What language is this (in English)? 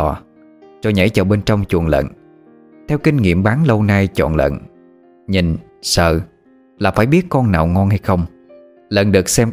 Vietnamese